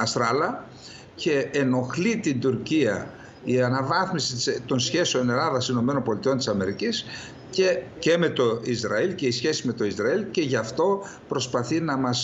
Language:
Greek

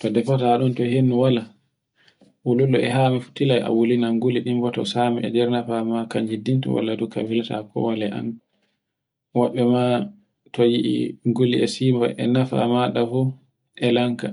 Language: Borgu Fulfulde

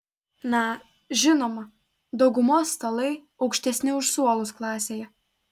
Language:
Lithuanian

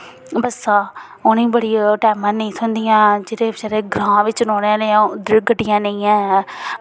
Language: Dogri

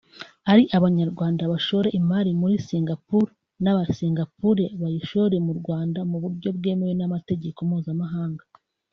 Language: Kinyarwanda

